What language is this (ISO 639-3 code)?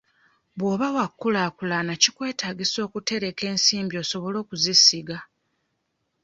lug